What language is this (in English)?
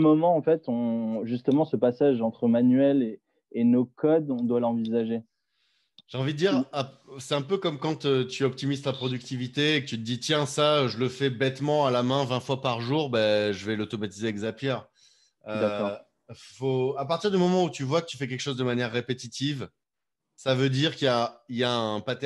French